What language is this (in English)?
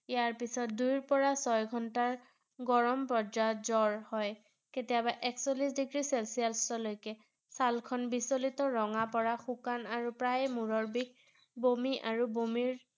Assamese